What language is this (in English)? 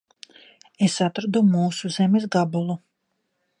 Latvian